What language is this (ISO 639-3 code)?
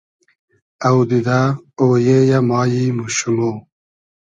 haz